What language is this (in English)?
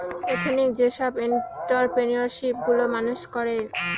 Bangla